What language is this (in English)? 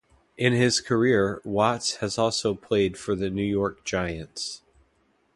English